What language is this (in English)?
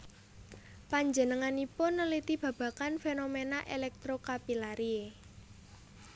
Javanese